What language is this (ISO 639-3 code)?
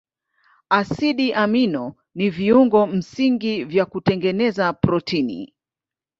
swa